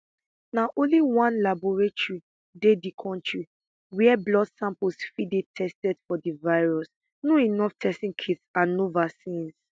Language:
Nigerian Pidgin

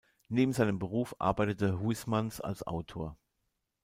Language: German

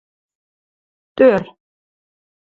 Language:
Western Mari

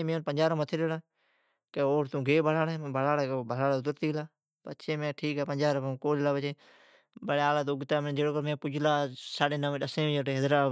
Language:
Od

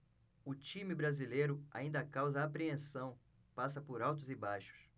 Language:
Portuguese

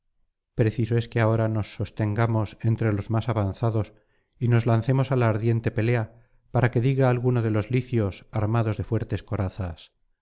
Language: Spanish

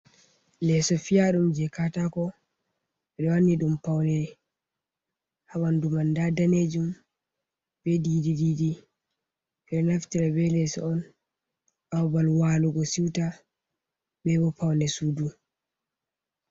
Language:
Fula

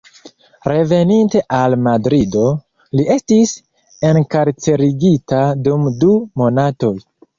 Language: Esperanto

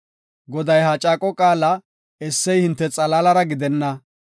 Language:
Gofa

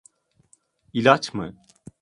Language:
Turkish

